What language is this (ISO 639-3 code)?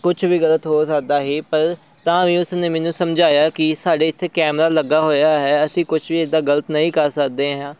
pan